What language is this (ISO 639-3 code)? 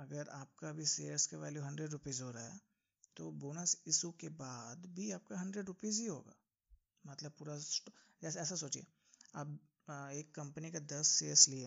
hin